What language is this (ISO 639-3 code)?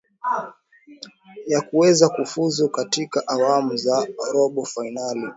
swa